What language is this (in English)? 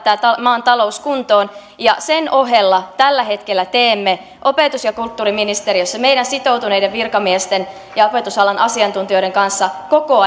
Finnish